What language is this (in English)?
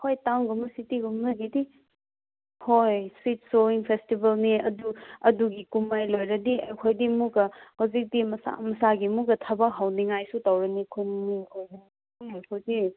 Manipuri